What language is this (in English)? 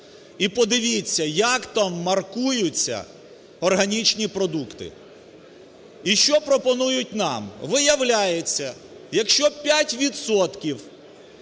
Ukrainian